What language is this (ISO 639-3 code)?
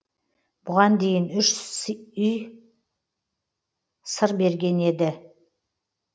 kaz